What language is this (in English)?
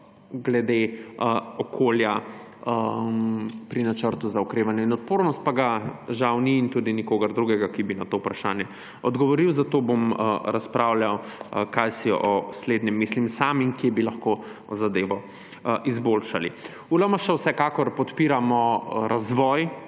Slovenian